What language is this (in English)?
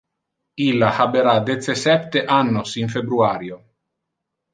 Interlingua